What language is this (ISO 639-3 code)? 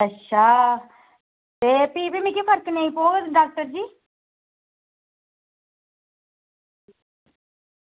doi